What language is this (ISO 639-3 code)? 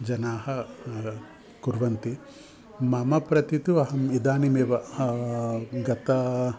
san